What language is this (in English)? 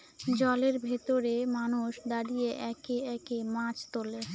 Bangla